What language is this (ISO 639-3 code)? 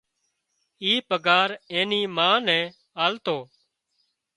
kxp